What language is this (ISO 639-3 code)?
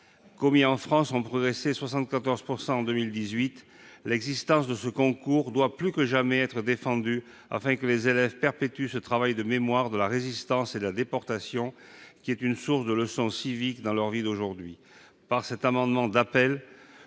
fra